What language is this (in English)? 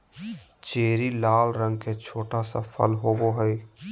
Magahi